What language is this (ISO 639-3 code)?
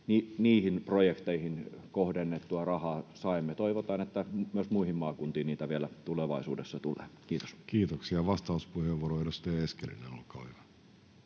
fin